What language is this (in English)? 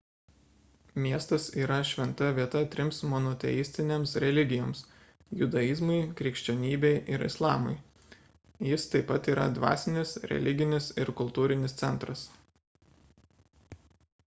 Lithuanian